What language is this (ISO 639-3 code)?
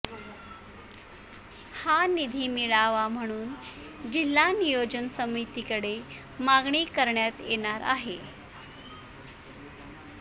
mar